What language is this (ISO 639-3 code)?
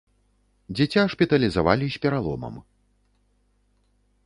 bel